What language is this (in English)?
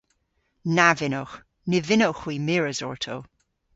Cornish